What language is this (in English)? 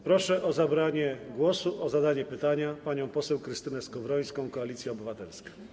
Polish